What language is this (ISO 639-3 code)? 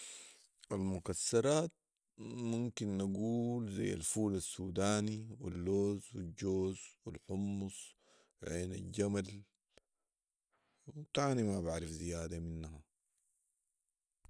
apd